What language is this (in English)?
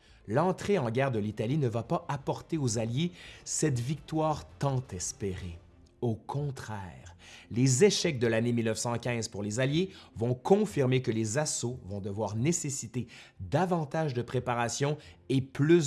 French